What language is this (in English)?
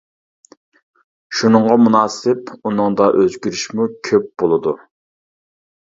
Uyghur